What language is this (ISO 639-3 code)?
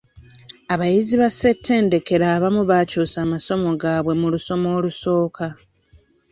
lug